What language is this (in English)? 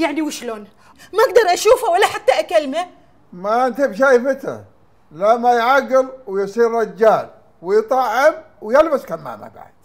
Arabic